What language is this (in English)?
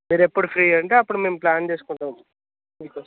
Telugu